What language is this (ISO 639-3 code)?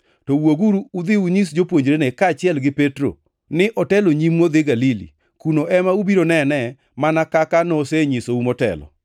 luo